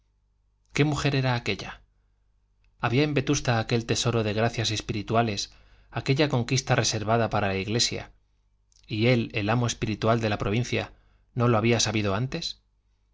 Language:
Spanish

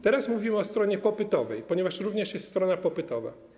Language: Polish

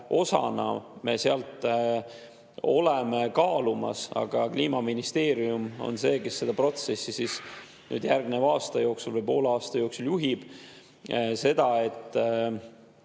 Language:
Estonian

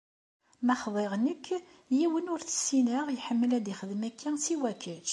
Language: Kabyle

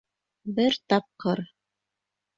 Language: Bashkir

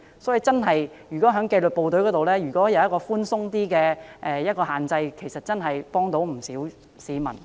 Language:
Cantonese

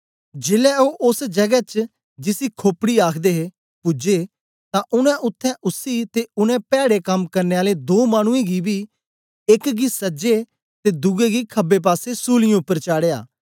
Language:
Dogri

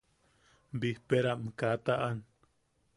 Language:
Yaqui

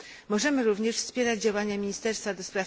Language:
Polish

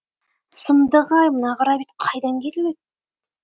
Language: Kazakh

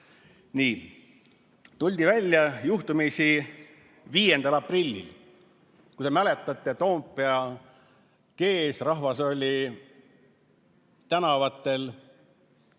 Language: Estonian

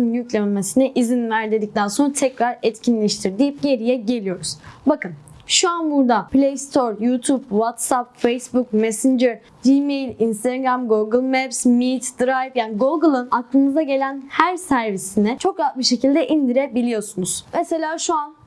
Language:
Turkish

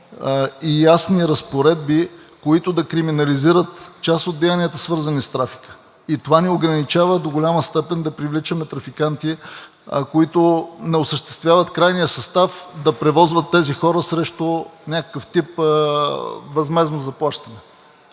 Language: Bulgarian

